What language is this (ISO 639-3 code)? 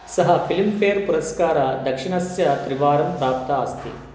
san